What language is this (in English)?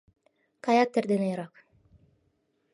Mari